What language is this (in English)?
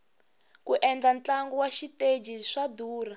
Tsonga